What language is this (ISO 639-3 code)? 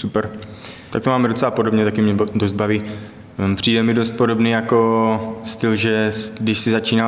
ces